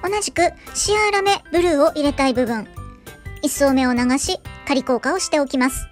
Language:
Japanese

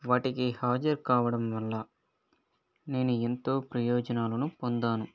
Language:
Telugu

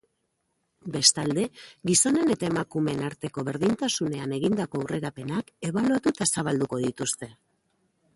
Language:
Basque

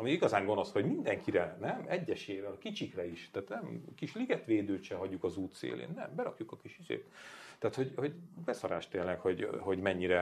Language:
Hungarian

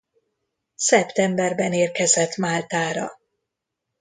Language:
Hungarian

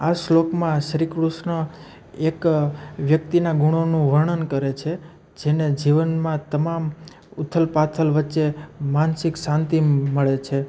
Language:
Gujarati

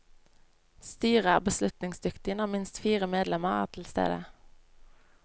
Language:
Norwegian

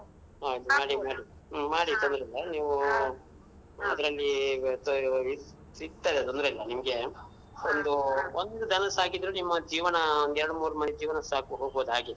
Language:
Kannada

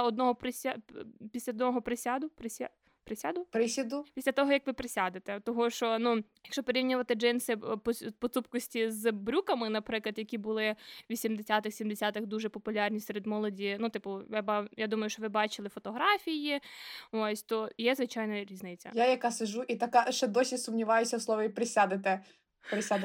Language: Ukrainian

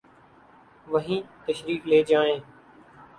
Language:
Urdu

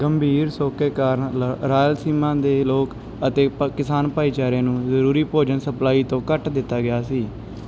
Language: Punjabi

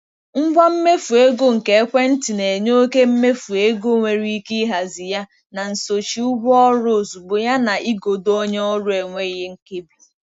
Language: Igbo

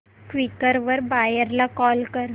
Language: Marathi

